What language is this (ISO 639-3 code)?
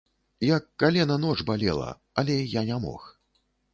bel